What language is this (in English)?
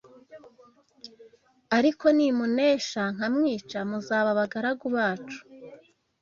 Kinyarwanda